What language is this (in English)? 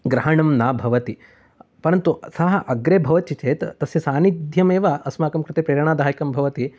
Sanskrit